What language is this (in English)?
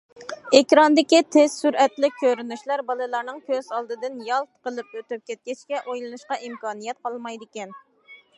Uyghur